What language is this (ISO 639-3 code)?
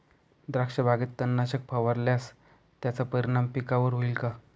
mar